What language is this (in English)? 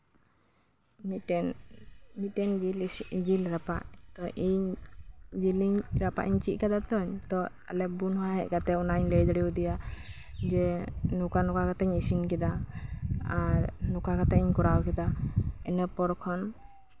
Santali